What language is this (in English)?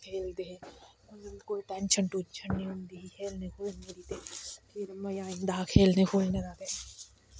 Dogri